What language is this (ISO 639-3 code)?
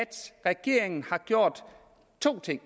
dan